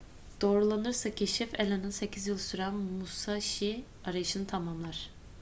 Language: Turkish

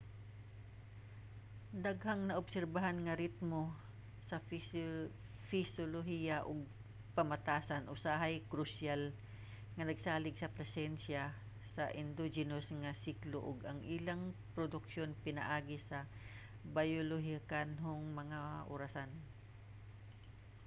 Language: Cebuano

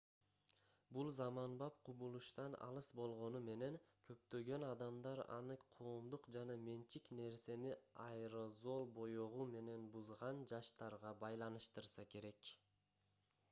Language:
Kyrgyz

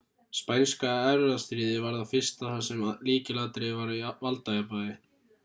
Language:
Icelandic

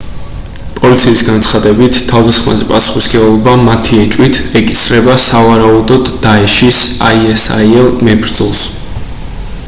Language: Georgian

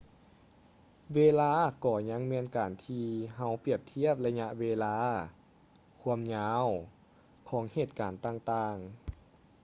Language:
Lao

